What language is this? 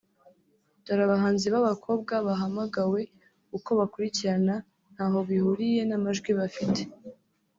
Kinyarwanda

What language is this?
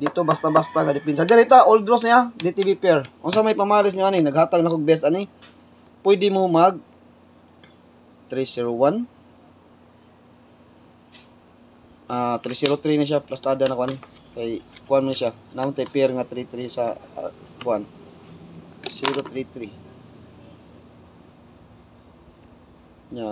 Filipino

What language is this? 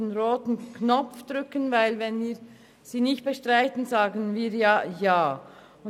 Swiss German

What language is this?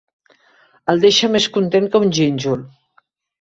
Catalan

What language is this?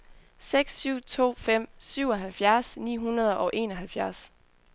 Danish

